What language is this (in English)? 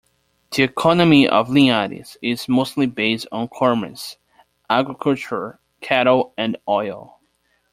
English